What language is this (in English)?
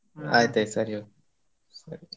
Kannada